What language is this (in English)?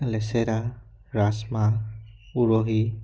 Assamese